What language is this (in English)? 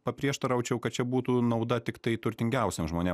Lithuanian